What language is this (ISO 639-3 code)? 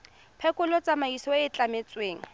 tsn